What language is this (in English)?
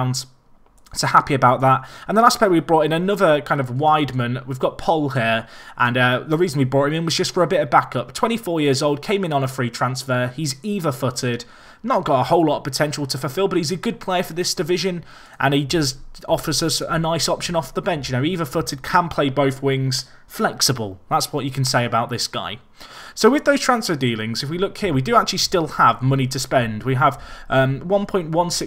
English